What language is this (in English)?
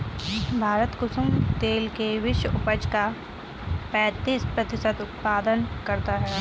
Hindi